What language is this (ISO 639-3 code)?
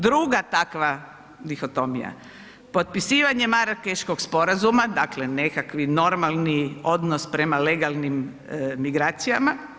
hrv